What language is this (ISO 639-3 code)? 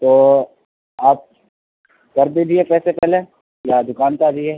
urd